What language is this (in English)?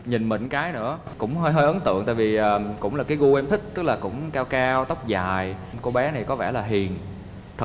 Vietnamese